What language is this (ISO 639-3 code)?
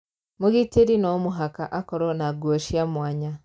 kik